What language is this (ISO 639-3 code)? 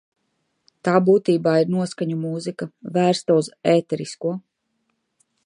lav